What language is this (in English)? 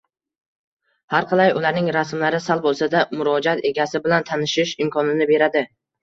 Uzbek